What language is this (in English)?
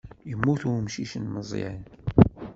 Kabyle